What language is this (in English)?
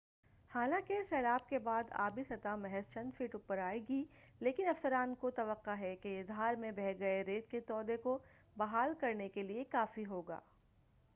Urdu